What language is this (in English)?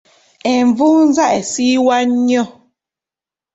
Ganda